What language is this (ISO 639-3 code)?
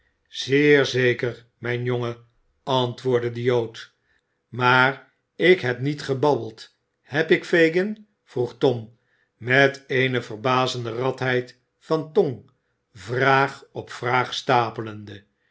nld